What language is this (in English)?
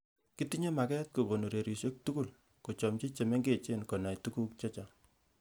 Kalenjin